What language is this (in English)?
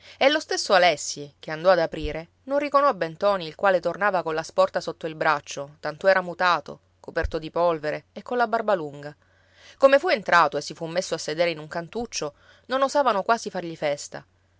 Italian